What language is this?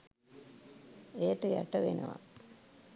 Sinhala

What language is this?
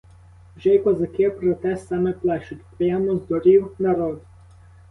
Ukrainian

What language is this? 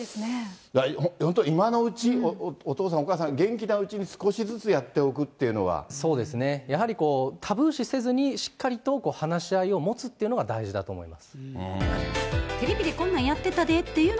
Japanese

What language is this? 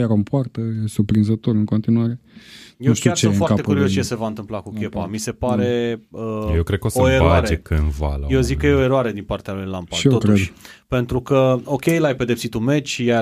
Romanian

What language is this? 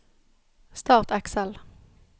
Norwegian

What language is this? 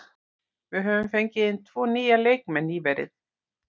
Icelandic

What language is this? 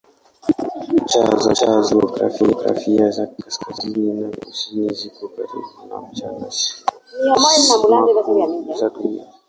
Swahili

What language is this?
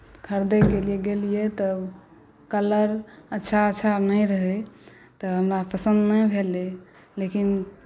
Maithili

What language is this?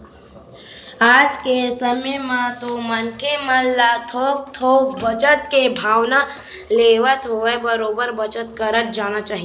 Chhattisgarhi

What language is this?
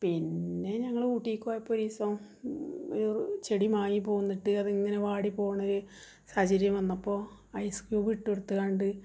Malayalam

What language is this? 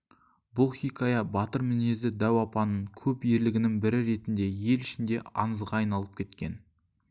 Kazakh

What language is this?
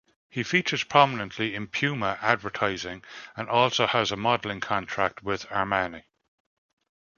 English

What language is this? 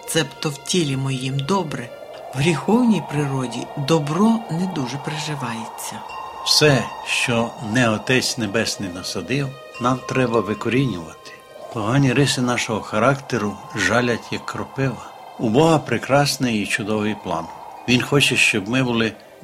Ukrainian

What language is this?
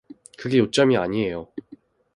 Korean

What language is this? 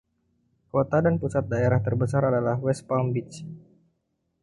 Indonesian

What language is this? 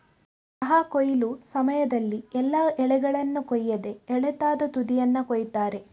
Kannada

